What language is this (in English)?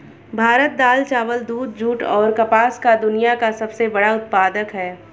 Hindi